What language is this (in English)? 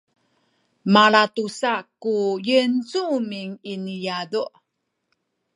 Sakizaya